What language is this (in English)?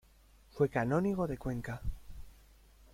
Spanish